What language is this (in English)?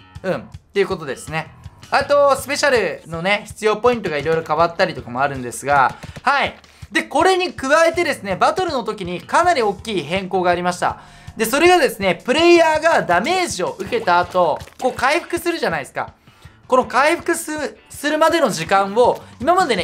Japanese